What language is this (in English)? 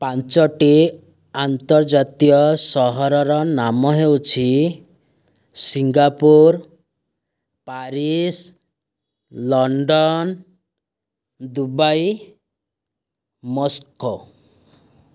Odia